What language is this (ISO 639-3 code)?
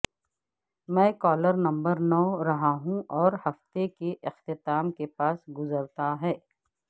urd